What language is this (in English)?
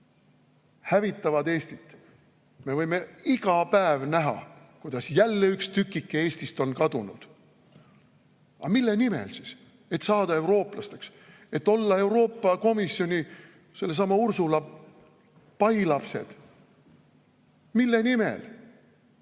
Estonian